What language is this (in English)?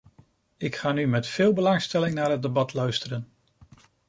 Dutch